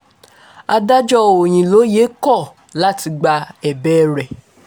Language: Yoruba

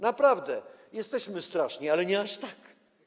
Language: Polish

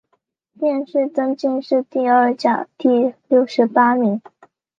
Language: Chinese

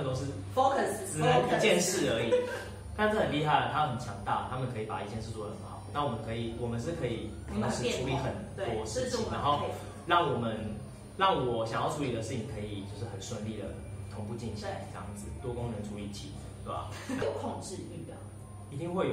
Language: Chinese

